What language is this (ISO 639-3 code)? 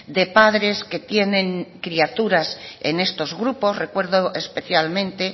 spa